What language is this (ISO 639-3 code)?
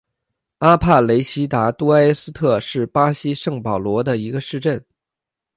zho